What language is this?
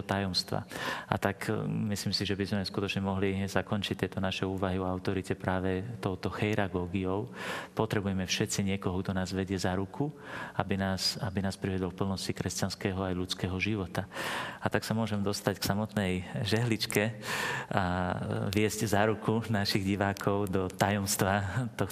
Slovak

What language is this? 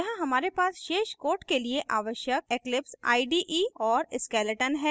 Hindi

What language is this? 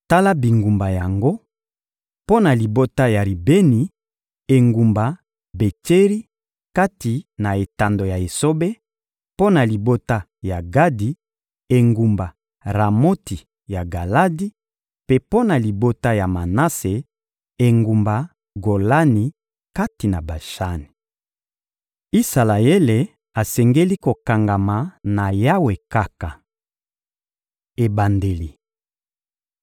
Lingala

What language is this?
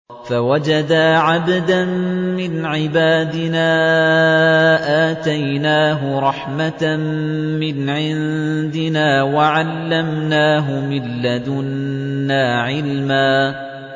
Arabic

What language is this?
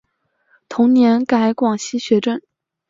Chinese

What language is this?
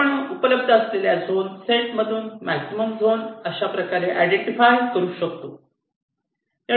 Marathi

